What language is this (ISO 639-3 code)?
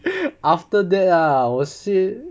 eng